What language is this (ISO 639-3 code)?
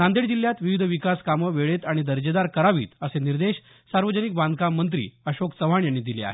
mar